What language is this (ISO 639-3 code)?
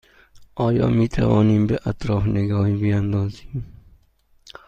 fas